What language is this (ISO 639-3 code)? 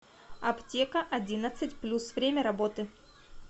rus